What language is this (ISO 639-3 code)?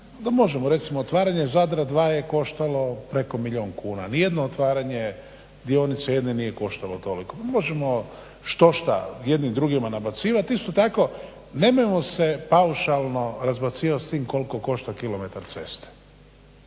hrv